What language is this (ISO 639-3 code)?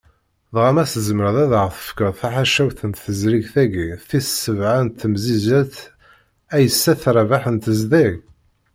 kab